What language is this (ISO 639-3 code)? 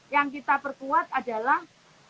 ind